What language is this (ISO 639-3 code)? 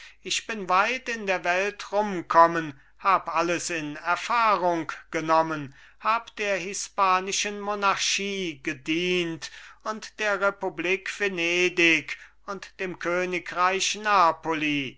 deu